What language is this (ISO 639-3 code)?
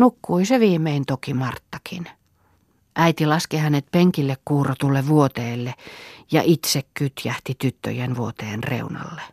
fin